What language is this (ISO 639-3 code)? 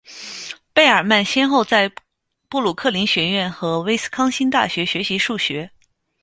zho